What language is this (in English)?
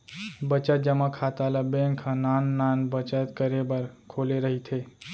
Chhattisgarhi